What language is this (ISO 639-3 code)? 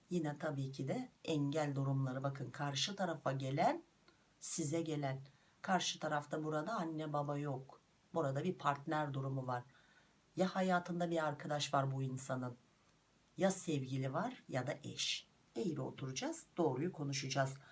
tur